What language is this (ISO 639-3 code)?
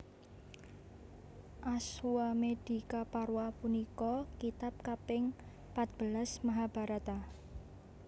jav